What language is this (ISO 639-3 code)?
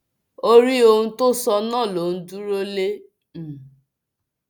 yor